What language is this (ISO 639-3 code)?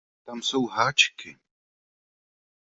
ces